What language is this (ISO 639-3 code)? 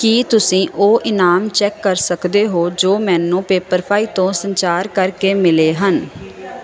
pan